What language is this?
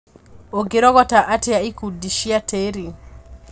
Kikuyu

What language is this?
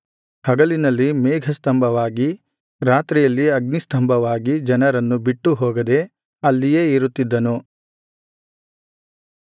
Kannada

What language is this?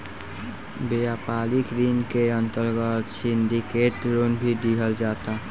Bhojpuri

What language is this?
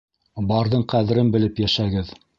Bashkir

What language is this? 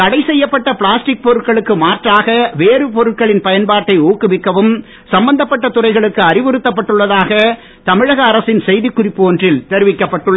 Tamil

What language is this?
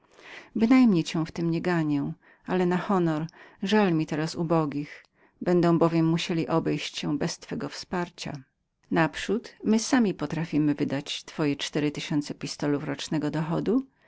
Polish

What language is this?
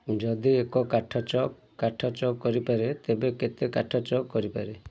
Odia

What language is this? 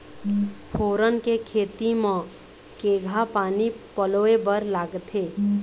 Chhattisgarhi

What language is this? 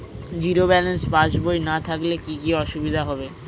Bangla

